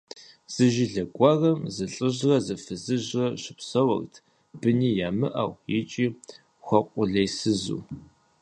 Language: Kabardian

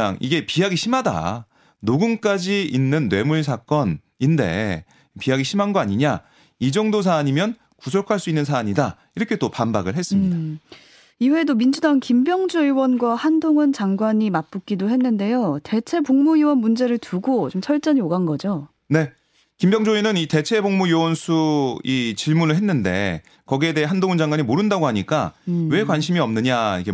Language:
Korean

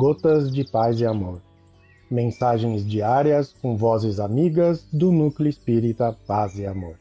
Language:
Portuguese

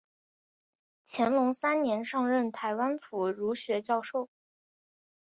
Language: Chinese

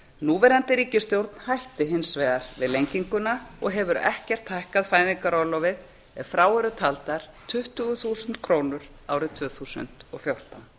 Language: Icelandic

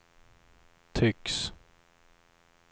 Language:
Swedish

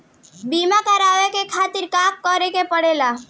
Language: Bhojpuri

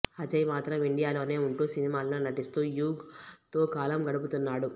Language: Telugu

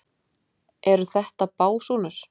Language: Icelandic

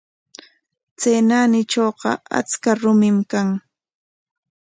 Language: Corongo Ancash Quechua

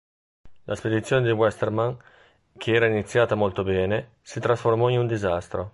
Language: Italian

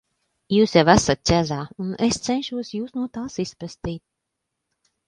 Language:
Latvian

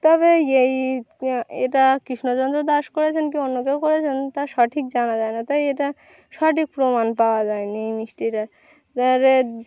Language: Bangla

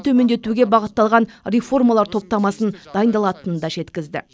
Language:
Kazakh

